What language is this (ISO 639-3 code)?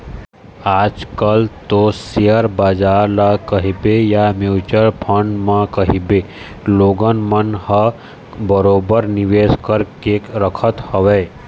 hne